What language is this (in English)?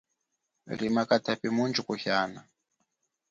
Chokwe